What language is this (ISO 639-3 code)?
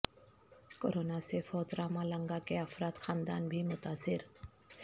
urd